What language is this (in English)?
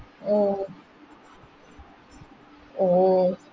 Malayalam